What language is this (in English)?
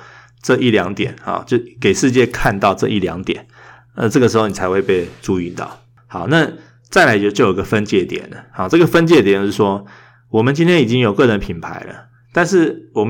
Chinese